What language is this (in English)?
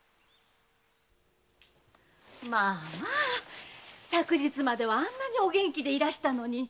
Japanese